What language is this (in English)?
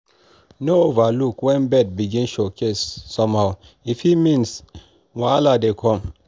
Nigerian Pidgin